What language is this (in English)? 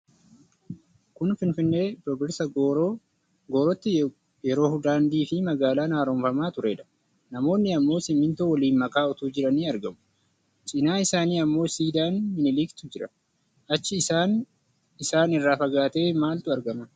Oromo